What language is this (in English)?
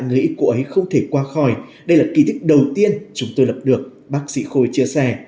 Vietnamese